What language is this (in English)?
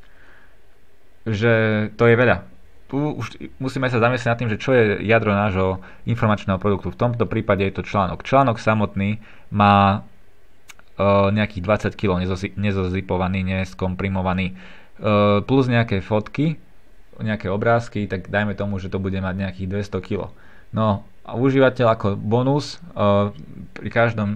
Slovak